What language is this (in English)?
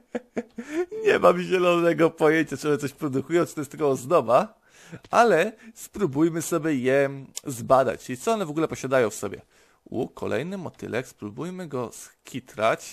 Polish